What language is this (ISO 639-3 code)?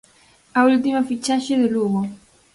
glg